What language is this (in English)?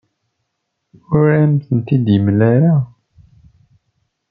Kabyle